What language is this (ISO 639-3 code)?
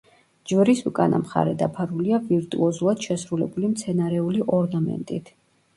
kat